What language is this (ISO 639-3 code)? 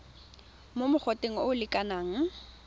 tsn